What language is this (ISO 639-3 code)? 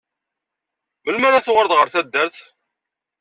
kab